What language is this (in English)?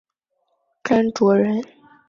Chinese